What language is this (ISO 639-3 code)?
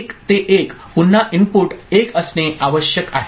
mar